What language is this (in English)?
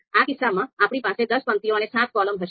Gujarati